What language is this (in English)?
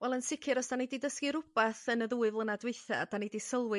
Welsh